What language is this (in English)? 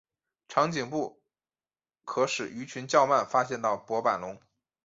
Chinese